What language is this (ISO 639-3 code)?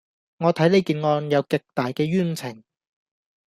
yue